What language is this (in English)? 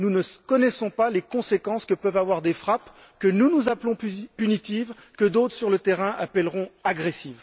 French